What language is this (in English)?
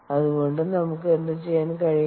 Malayalam